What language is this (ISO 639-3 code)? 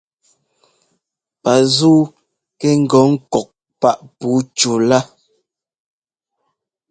jgo